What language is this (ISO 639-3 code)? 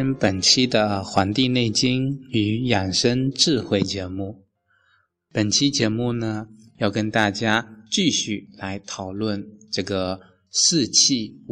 zho